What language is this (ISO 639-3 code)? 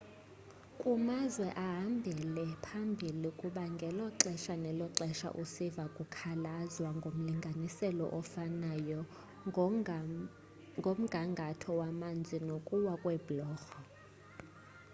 xho